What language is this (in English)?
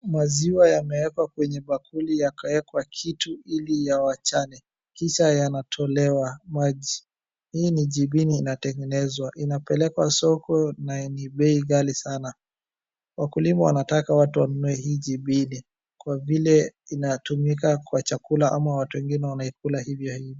Swahili